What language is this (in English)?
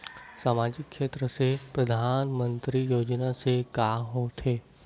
Chhattisgarhi